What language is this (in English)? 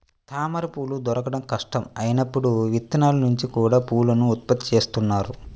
Telugu